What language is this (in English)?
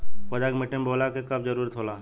Bhojpuri